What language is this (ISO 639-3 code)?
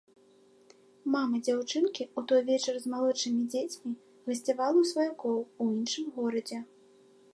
bel